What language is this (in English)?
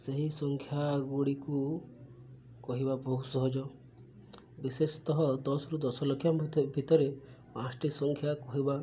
Odia